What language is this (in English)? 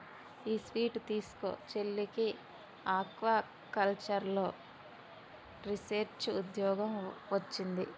Telugu